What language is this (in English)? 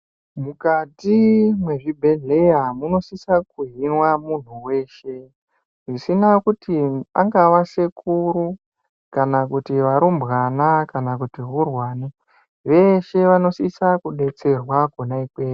Ndau